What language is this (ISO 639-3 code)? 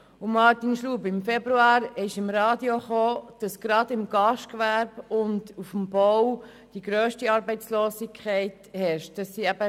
gsw